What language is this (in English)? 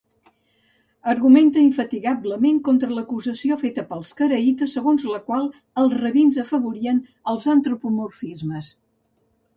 Catalan